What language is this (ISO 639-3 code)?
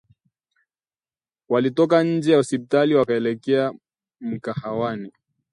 swa